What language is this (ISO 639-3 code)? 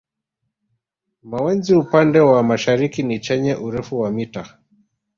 swa